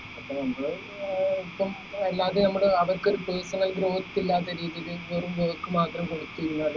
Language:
Malayalam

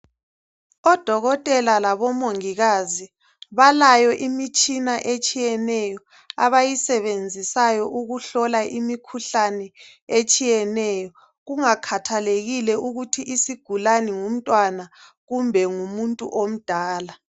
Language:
North Ndebele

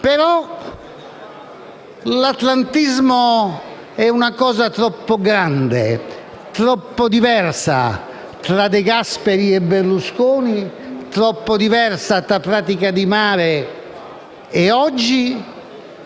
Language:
Italian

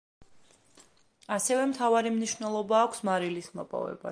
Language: Georgian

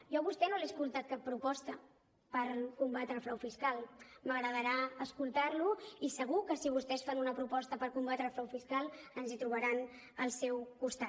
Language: Catalan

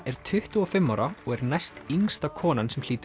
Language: Icelandic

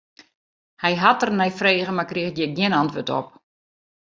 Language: Western Frisian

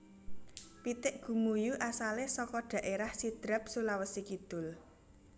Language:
Javanese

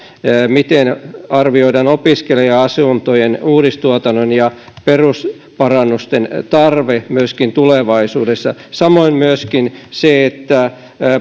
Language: Finnish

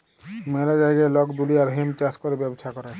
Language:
Bangla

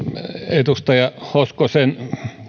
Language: Finnish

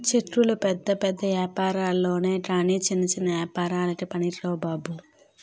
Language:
Telugu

